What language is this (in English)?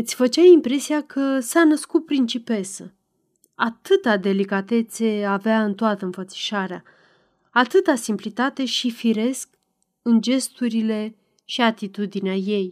Romanian